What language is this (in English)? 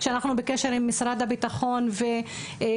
Hebrew